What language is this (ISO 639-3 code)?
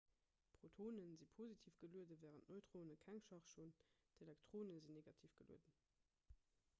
ltz